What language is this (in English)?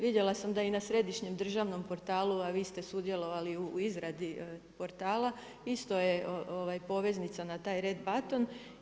Croatian